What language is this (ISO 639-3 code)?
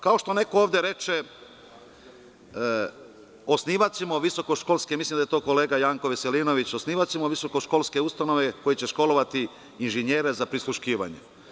srp